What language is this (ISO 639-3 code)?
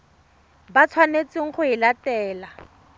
tsn